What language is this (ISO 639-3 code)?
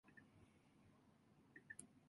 jpn